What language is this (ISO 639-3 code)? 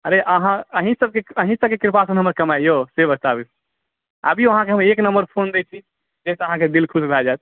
mai